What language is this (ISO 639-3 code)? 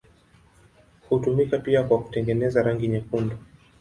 swa